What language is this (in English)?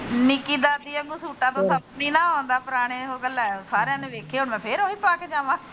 Punjabi